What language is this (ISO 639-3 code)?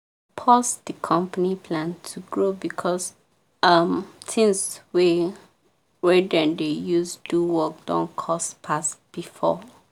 pcm